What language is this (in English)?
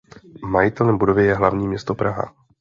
Czech